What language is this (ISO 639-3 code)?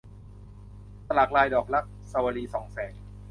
tha